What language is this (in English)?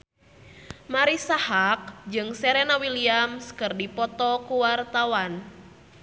Sundanese